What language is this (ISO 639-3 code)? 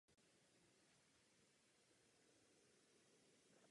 ces